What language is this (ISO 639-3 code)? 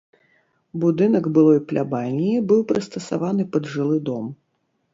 bel